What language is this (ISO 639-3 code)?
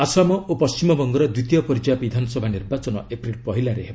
ori